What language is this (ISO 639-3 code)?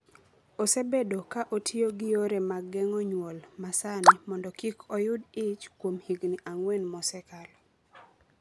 luo